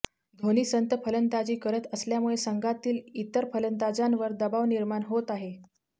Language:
Marathi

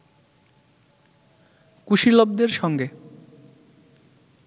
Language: Bangla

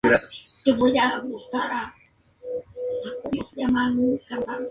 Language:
Spanish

